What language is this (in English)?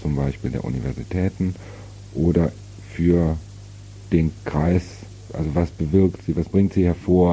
German